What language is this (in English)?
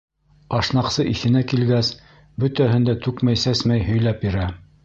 Bashkir